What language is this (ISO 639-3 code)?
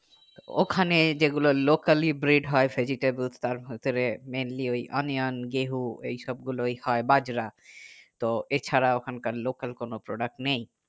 ben